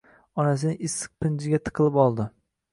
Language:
Uzbek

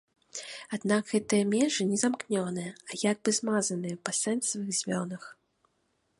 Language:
Belarusian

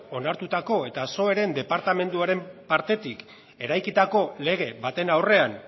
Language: Basque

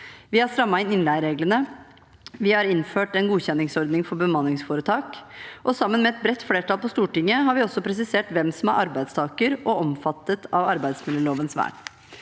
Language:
Norwegian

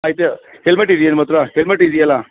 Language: Kannada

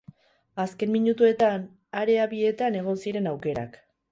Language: Basque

